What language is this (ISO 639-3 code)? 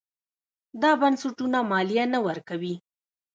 pus